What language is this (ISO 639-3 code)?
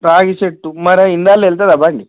tel